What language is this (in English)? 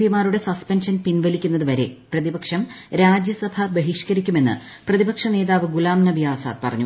Malayalam